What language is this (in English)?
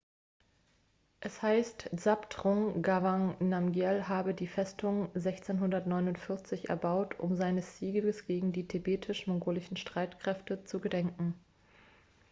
German